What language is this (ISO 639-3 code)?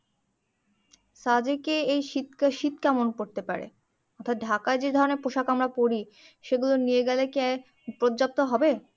ben